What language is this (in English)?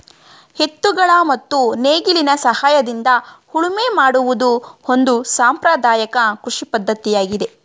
Kannada